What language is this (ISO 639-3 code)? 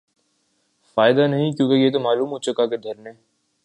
urd